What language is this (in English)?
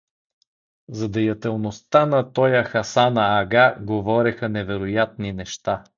Bulgarian